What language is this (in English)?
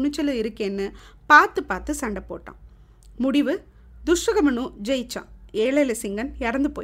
Tamil